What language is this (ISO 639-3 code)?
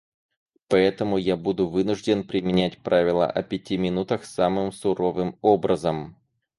rus